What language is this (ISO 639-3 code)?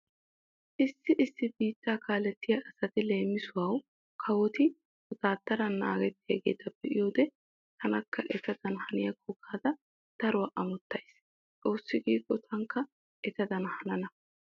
wal